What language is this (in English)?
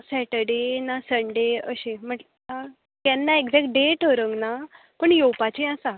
Konkani